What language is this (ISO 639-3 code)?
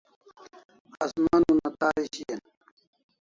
kls